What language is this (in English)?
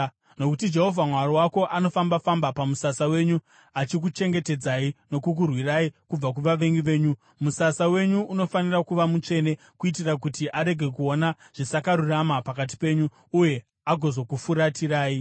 Shona